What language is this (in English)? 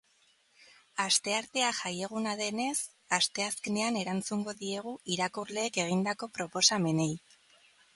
Basque